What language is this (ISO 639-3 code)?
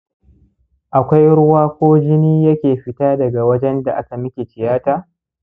hau